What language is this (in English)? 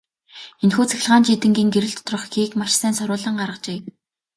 Mongolian